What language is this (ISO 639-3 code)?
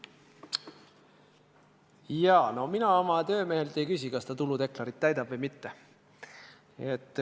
est